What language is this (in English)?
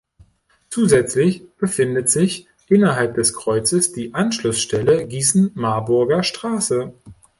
German